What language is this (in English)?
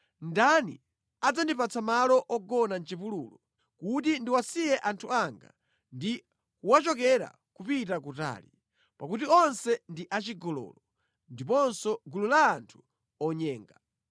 Nyanja